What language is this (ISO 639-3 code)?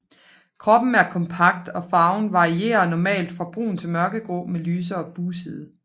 dan